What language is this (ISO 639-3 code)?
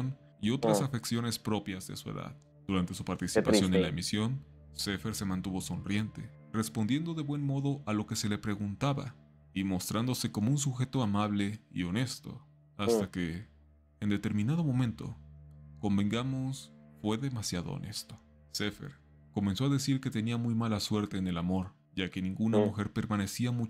spa